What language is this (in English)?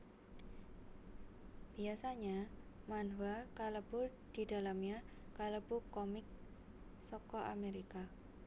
Javanese